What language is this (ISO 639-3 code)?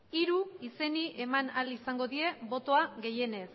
eus